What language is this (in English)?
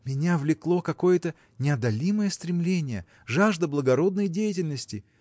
Russian